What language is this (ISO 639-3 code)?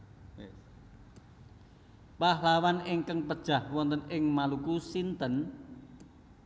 jav